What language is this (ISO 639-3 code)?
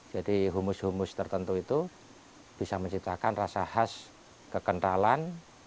ind